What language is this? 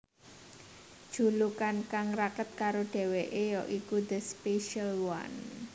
Javanese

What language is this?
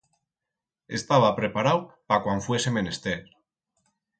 Aragonese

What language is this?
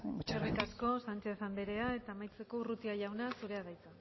Basque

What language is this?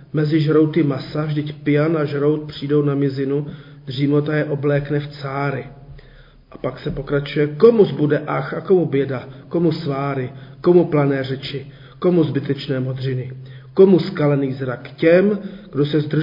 Czech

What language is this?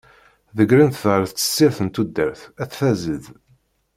Kabyle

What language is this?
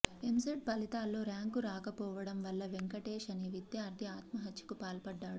Telugu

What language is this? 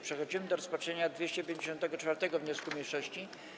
Polish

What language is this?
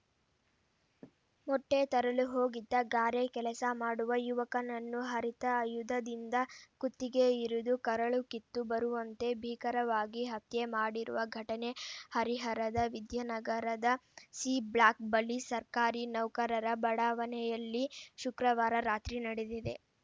Kannada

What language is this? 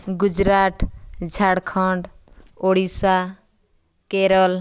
Odia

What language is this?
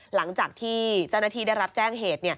Thai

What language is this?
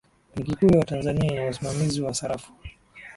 Swahili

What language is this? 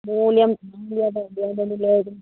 Assamese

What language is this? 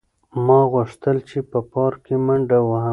Pashto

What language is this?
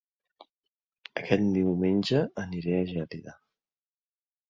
Catalan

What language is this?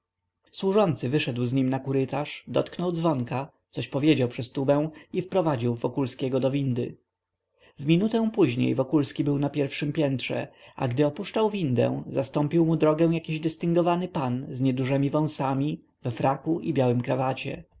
Polish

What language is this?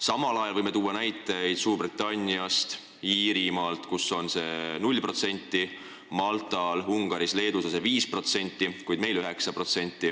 Estonian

